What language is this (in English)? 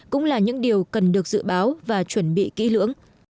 Vietnamese